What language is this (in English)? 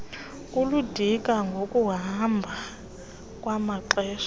Xhosa